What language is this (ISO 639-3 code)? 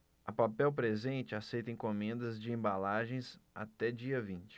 por